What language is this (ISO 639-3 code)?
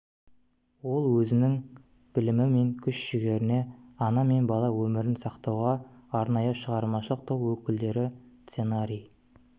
kaz